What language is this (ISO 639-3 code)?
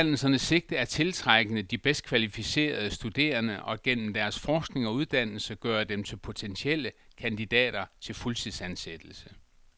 dan